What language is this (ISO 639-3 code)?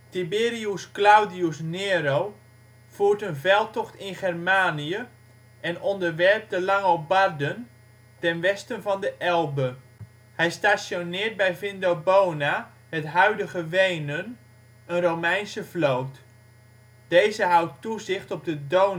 nld